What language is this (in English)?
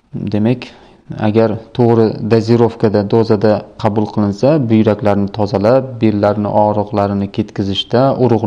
Turkish